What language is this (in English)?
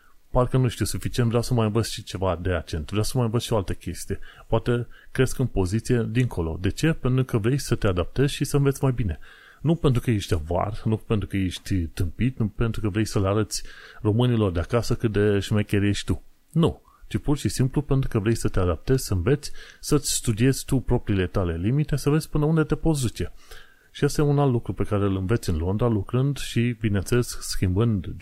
Romanian